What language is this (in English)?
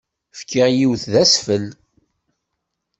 Kabyle